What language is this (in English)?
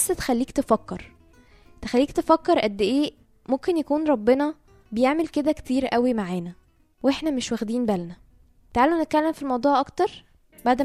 Arabic